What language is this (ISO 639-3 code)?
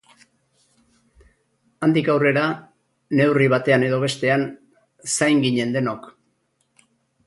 eus